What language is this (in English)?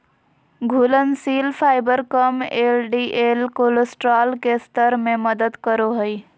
Magahi